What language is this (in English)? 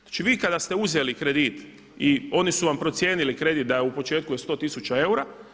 Croatian